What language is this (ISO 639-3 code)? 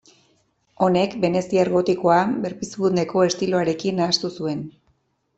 eus